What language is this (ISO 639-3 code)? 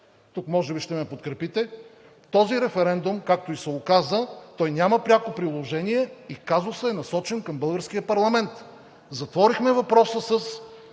bul